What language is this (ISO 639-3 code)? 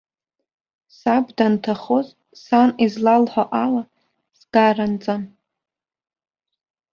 abk